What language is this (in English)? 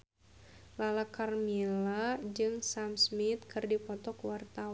Sundanese